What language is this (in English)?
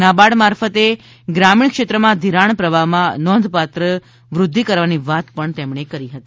Gujarati